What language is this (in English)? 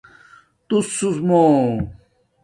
Domaaki